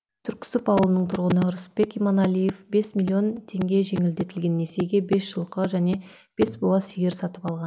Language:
Kazakh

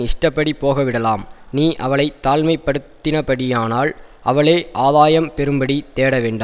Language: Tamil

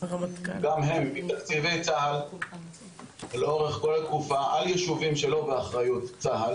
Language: Hebrew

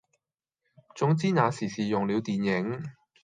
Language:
Cantonese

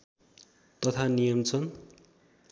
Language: Nepali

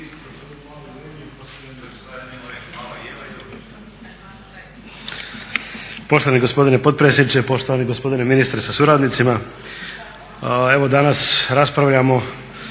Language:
Croatian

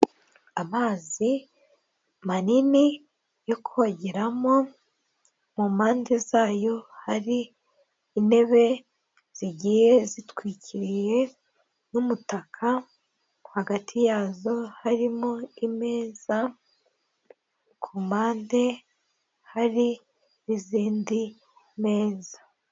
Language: Kinyarwanda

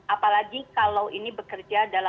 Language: Indonesian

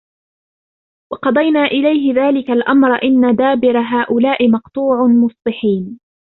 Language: Arabic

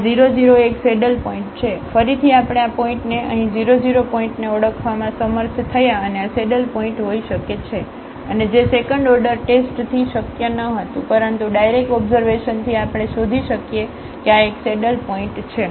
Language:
Gujarati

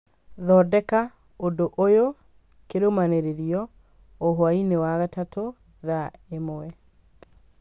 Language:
Kikuyu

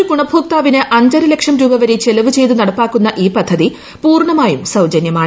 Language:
Malayalam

